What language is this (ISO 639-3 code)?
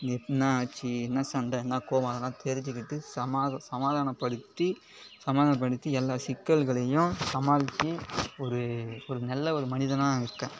tam